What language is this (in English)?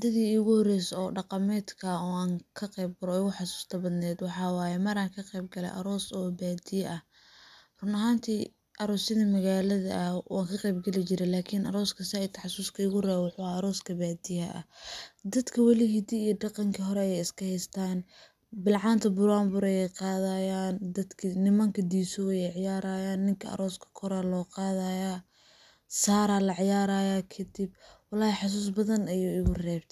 Somali